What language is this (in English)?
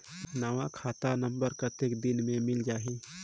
Chhattisgarhi